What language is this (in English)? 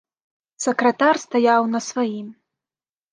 Belarusian